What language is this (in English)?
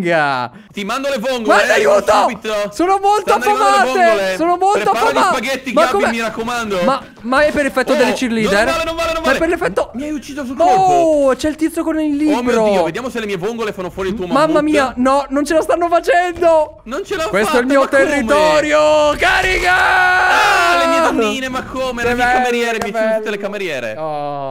Italian